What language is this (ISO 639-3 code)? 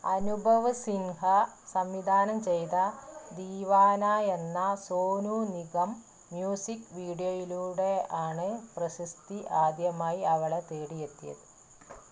mal